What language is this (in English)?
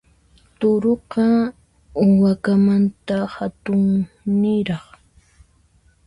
Puno Quechua